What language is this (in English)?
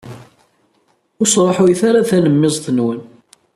Kabyle